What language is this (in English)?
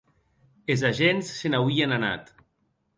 Occitan